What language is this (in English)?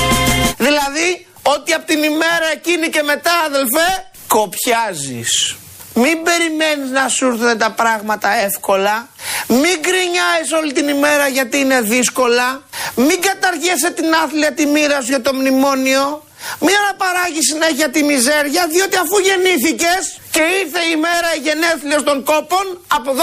Greek